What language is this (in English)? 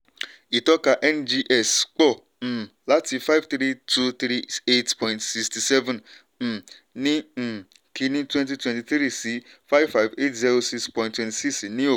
Yoruba